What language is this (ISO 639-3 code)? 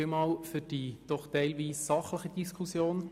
gsw